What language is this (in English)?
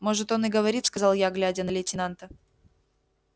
Russian